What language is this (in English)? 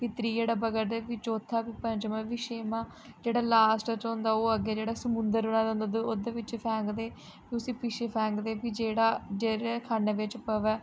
Dogri